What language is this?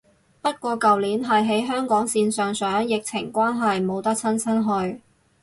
Cantonese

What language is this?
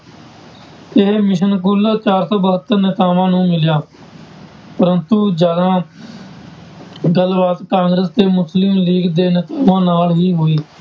Punjabi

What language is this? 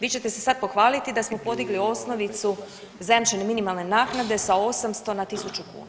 Croatian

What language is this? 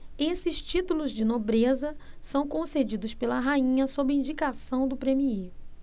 Portuguese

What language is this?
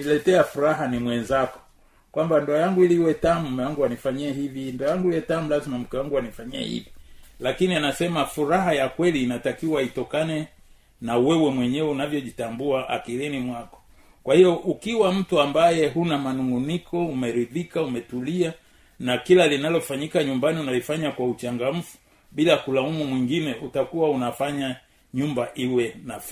Swahili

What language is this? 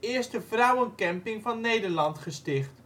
Dutch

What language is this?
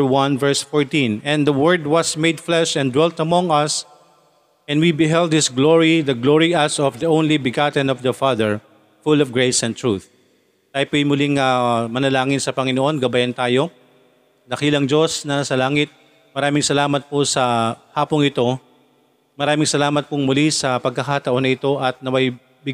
Filipino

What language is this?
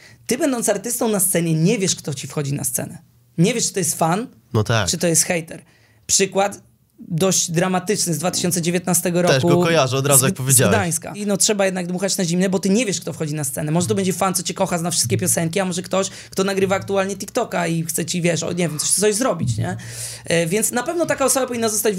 Polish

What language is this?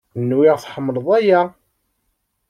Kabyle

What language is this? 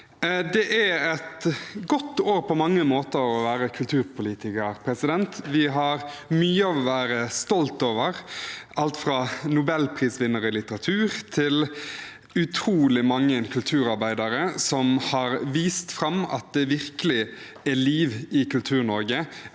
Norwegian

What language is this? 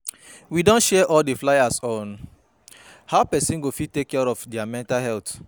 Nigerian Pidgin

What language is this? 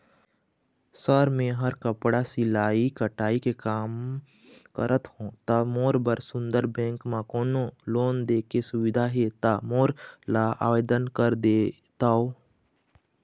Chhattisgarhi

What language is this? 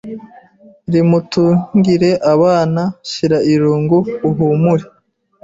Kinyarwanda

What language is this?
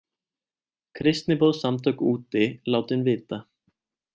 Icelandic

